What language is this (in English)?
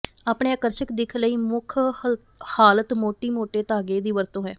Punjabi